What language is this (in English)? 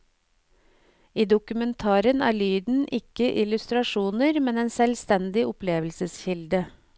Norwegian